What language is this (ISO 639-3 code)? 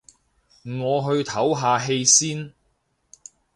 yue